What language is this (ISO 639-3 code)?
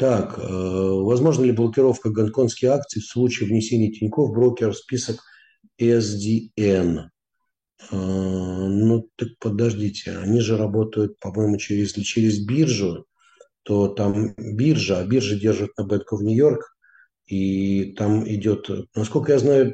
rus